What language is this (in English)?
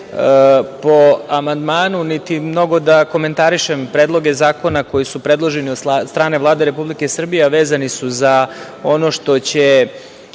Serbian